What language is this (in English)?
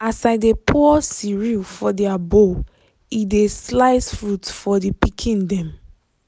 Nigerian Pidgin